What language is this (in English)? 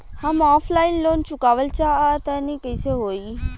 Bhojpuri